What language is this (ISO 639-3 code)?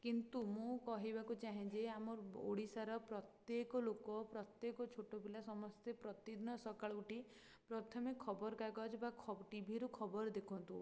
ori